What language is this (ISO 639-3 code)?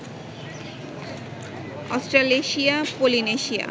ben